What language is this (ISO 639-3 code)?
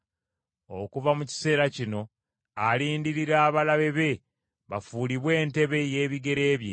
lug